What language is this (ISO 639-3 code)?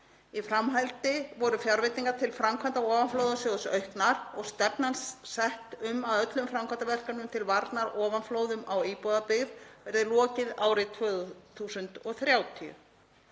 isl